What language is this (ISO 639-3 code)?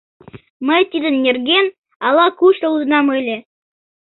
chm